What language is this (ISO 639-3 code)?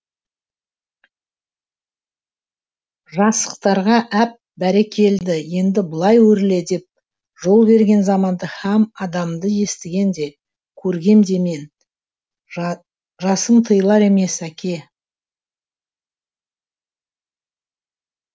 kaz